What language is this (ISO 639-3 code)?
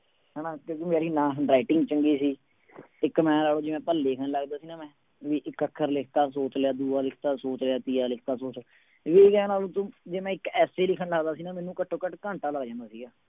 pan